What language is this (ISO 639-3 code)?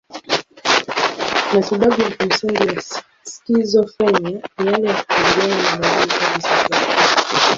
swa